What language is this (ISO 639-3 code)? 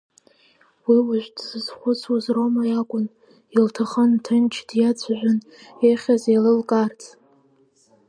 abk